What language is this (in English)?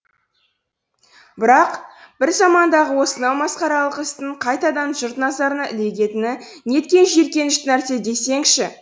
Kazakh